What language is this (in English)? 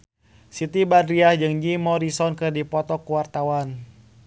Sundanese